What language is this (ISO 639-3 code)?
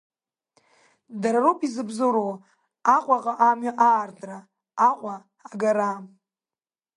abk